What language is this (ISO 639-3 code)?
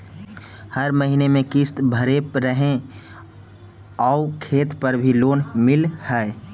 mag